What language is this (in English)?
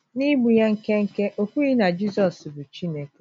Igbo